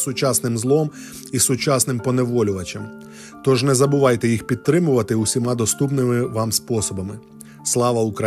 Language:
Ukrainian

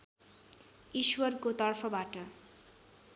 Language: Nepali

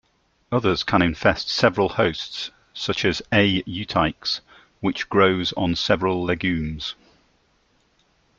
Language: English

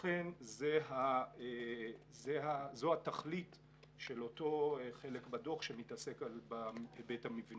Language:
Hebrew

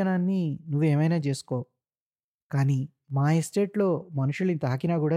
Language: Telugu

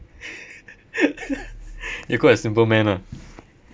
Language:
English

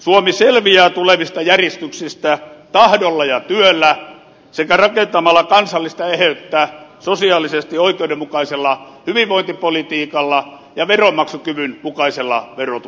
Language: Finnish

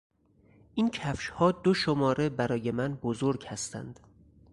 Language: Persian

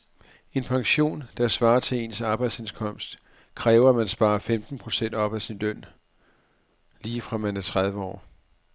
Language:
Danish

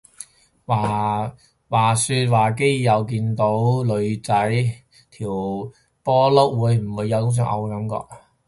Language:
Cantonese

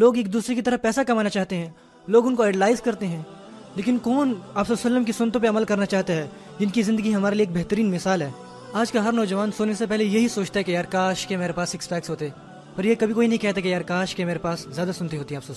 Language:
Urdu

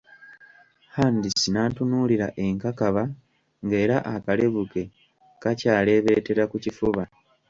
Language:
Ganda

